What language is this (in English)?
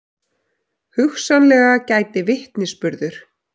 Icelandic